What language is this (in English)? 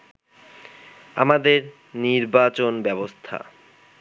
Bangla